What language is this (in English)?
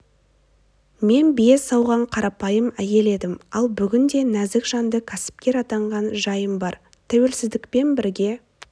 Kazakh